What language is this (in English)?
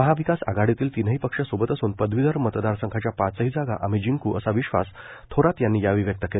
Marathi